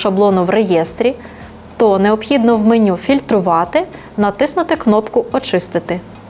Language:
Ukrainian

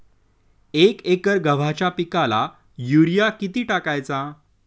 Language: Marathi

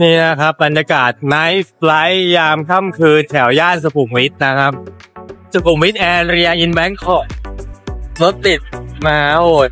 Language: Thai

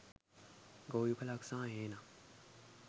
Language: Sinhala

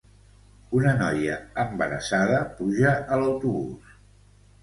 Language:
Catalan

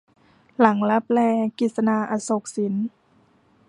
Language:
Thai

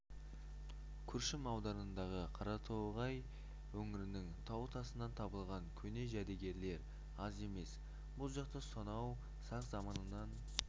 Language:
Kazakh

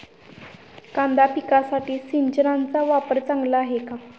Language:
Marathi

